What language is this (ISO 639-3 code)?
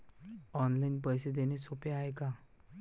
mar